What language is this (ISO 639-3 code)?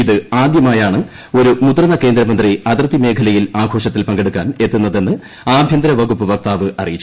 mal